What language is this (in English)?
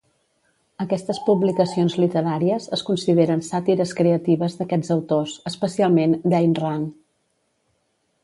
Catalan